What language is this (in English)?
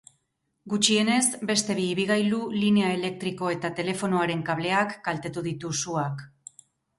Basque